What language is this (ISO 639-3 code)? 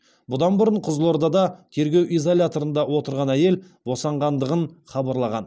kaz